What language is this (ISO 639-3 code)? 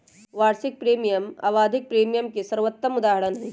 mag